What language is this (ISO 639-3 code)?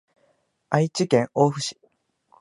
jpn